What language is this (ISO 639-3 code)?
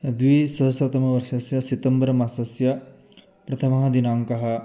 san